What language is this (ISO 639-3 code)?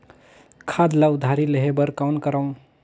hne